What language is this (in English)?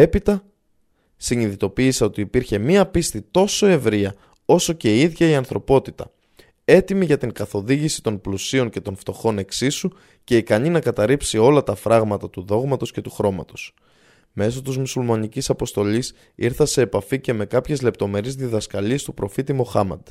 Greek